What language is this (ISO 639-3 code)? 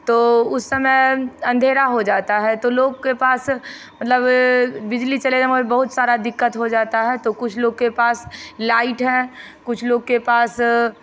hin